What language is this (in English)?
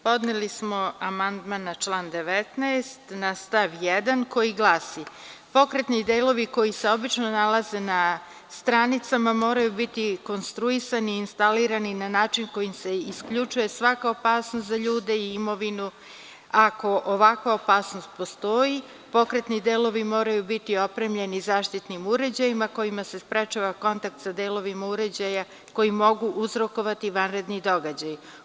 Serbian